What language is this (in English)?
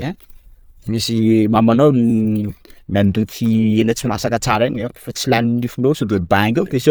Sakalava Malagasy